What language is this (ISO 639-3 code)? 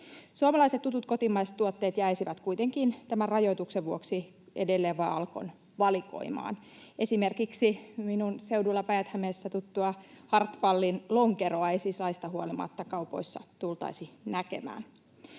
fin